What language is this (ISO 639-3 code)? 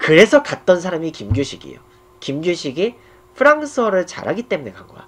kor